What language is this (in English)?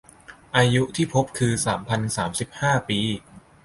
Thai